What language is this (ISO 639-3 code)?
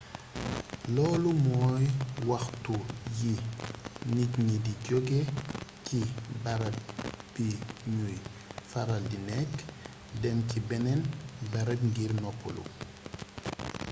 wol